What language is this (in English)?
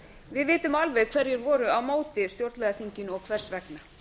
Icelandic